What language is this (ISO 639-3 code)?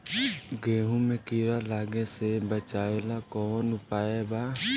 bho